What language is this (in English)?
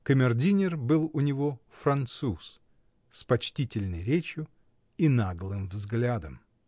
Russian